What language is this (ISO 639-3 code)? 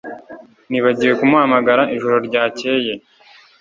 kin